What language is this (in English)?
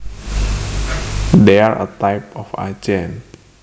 Javanese